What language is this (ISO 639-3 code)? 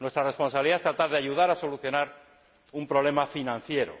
spa